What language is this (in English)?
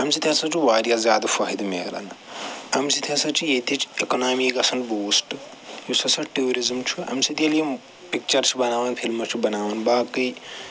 Kashmiri